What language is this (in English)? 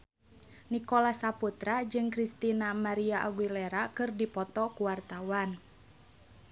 Sundanese